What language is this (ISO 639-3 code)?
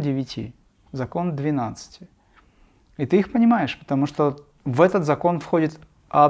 rus